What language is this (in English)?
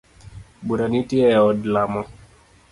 Luo (Kenya and Tanzania)